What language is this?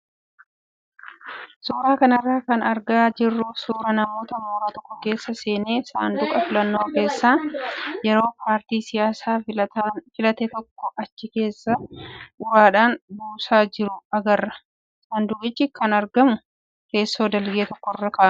Oromo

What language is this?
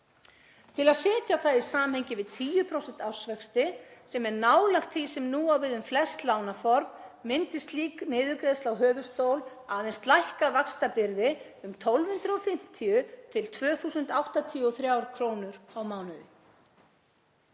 Icelandic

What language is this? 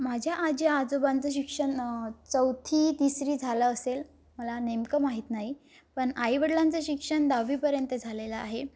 Marathi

